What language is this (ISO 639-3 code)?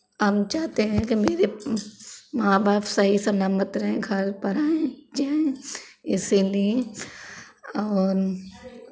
hin